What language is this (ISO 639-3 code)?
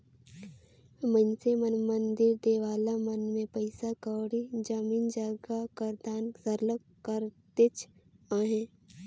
hne